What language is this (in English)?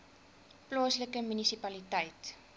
Afrikaans